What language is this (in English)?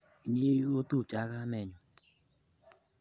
Kalenjin